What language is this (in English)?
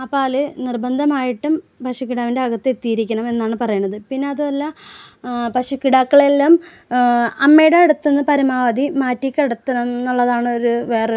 Malayalam